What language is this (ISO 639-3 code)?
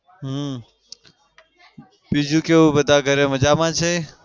guj